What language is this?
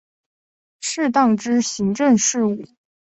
Chinese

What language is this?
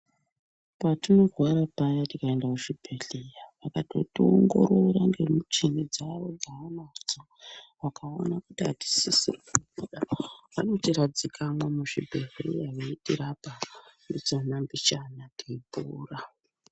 Ndau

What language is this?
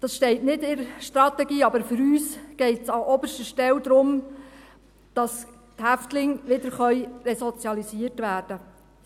Swiss German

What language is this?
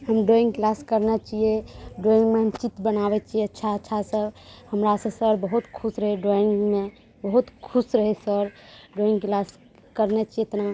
Maithili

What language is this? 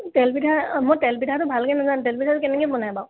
Assamese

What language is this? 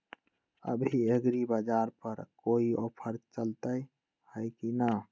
Magahi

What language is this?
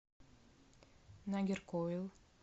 Russian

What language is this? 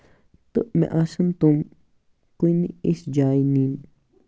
Kashmiri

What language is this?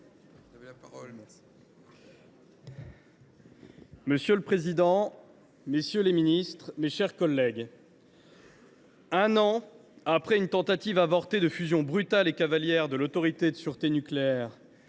French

